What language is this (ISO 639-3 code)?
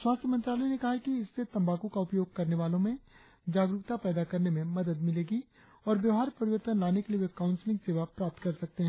hin